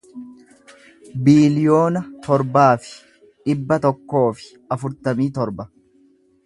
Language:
Oromo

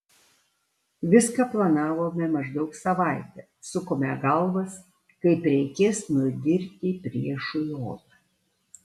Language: Lithuanian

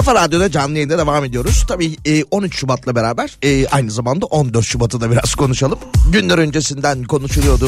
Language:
Turkish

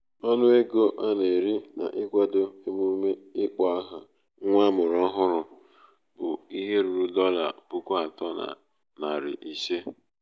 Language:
Igbo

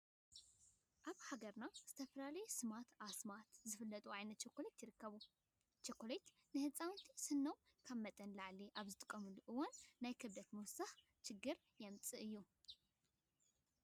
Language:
Tigrinya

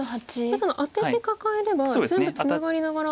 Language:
Japanese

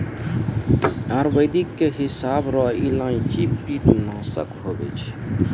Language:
Maithili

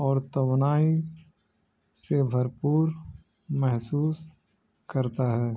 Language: Urdu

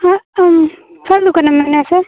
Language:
Santali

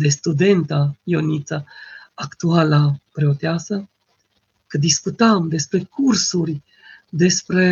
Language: Romanian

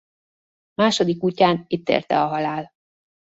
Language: Hungarian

